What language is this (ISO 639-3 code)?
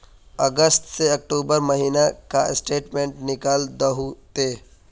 mag